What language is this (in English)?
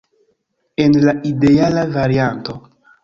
Esperanto